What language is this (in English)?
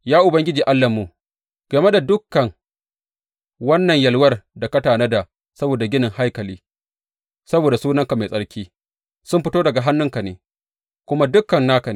Hausa